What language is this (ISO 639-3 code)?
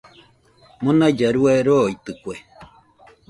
hux